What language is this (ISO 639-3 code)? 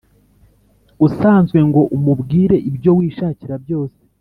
kin